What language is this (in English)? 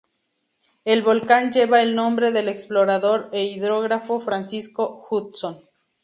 Spanish